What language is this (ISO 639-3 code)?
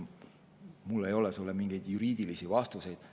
est